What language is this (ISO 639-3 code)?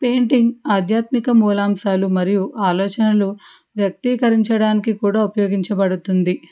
tel